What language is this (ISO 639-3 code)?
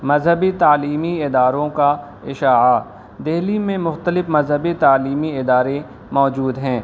urd